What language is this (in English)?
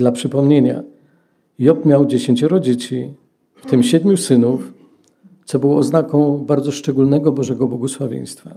Polish